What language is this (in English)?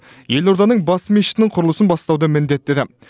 Kazakh